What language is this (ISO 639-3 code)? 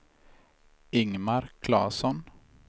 swe